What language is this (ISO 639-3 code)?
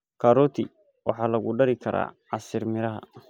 som